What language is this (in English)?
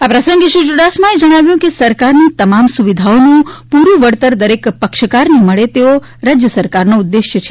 Gujarati